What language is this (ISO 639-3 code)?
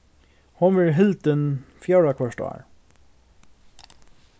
fao